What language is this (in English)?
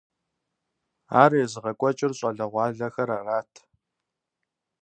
Kabardian